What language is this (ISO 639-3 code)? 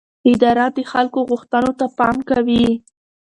pus